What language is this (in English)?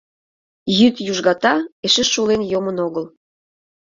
Mari